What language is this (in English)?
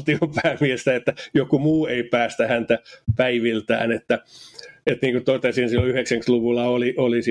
Finnish